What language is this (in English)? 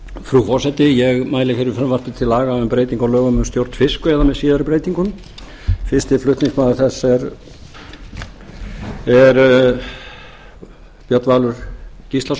Icelandic